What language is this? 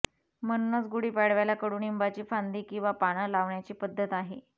Marathi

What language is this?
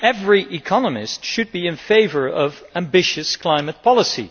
English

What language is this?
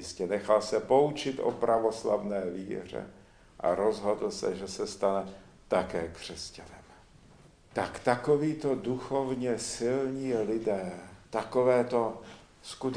Czech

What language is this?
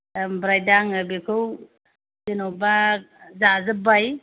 Bodo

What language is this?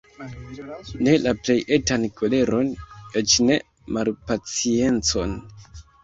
Esperanto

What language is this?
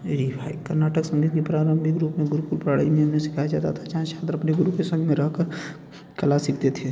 Hindi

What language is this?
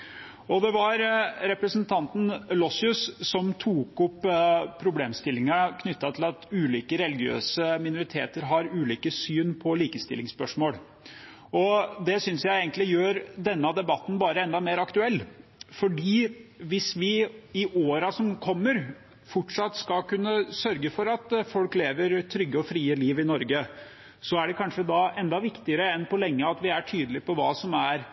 Norwegian Bokmål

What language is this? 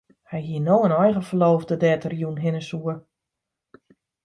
Western Frisian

